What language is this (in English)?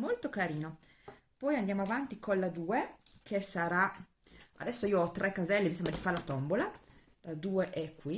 Italian